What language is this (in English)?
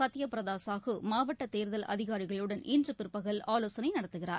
Tamil